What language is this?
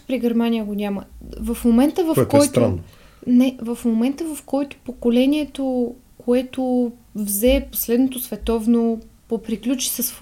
Bulgarian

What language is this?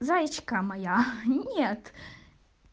Russian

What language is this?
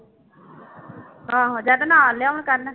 Punjabi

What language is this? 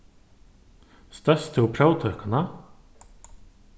Faroese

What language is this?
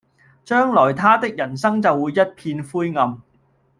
Cantonese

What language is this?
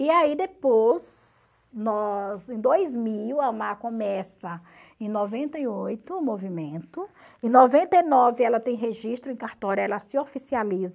Portuguese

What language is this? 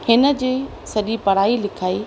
Sindhi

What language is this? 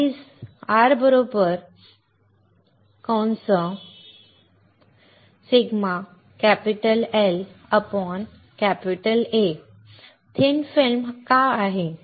Marathi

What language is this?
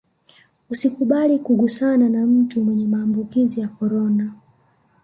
Swahili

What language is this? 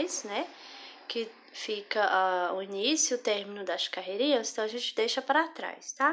Portuguese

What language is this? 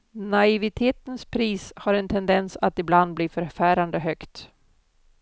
Swedish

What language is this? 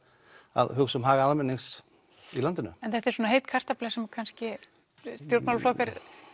Icelandic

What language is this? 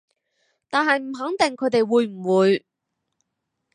Cantonese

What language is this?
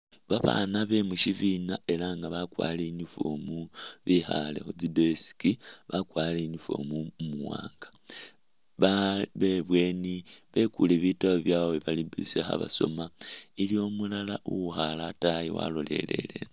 Masaaba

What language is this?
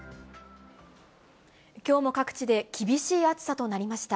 Japanese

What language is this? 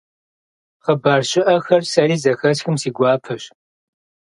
Kabardian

